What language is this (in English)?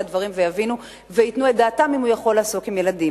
Hebrew